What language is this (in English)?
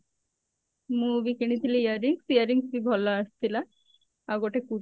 Odia